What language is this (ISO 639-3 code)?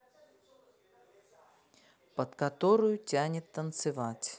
rus